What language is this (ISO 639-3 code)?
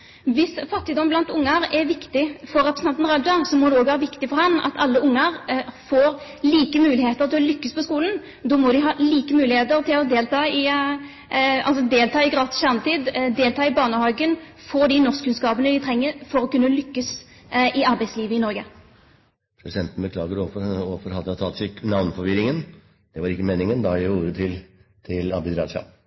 nob